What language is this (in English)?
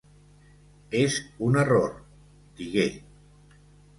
Catalan